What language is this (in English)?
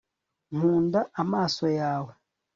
Kinyarwanda